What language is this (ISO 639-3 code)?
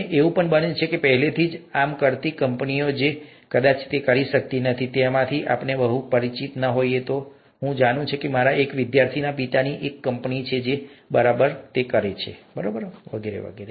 guj